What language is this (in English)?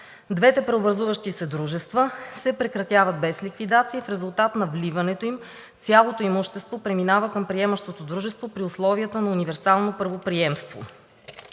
Bulgarian